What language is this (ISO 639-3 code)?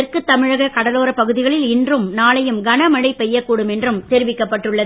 tam